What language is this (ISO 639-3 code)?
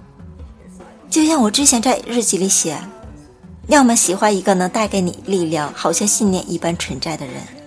zho